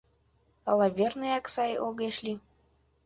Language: Mari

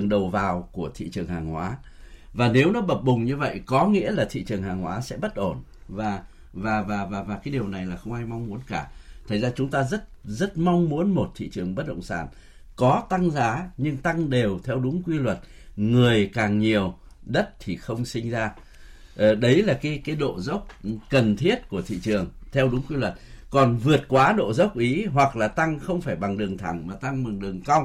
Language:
Vietnamese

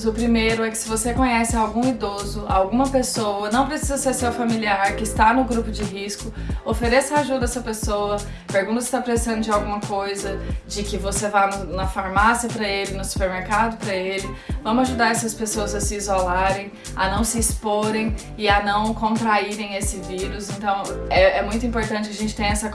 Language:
Portuguese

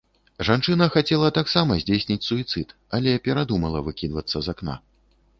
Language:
Belarusian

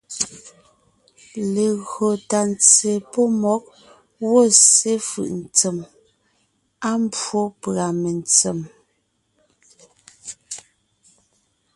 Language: Ngiemboon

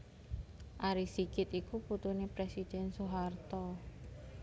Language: Javanese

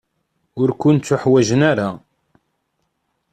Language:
Kabyle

